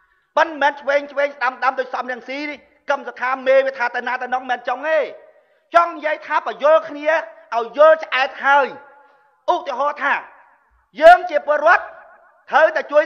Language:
Thai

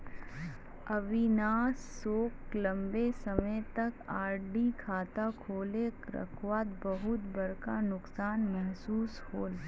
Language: Magahi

